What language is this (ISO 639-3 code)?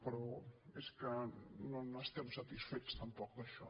cat